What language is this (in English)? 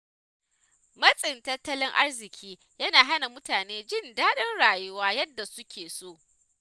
Hausa